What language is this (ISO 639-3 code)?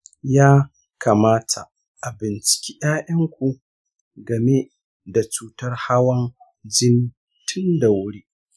hau